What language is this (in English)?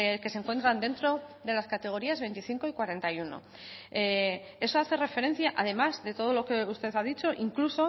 Spanish